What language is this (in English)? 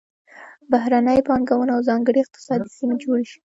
Pashto